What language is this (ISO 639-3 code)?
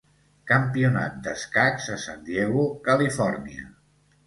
cat